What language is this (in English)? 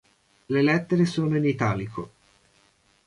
Italian